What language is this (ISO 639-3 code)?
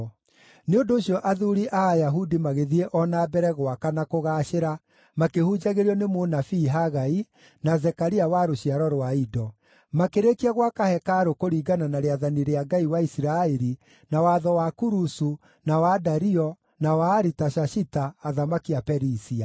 kik